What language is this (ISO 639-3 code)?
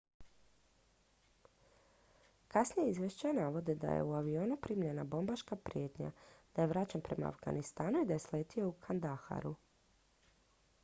hrv